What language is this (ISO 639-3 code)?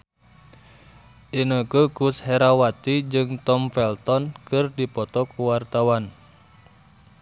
sun